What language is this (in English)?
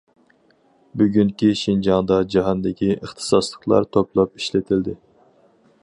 Uyghur